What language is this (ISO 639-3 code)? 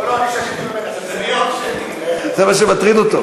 heb